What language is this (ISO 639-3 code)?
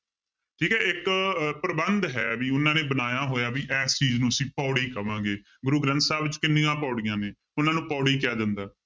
pan